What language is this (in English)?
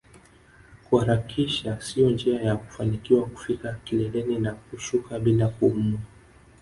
Swahili